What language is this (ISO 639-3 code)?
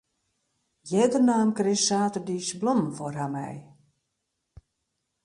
fry